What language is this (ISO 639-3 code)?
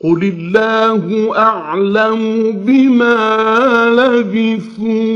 ara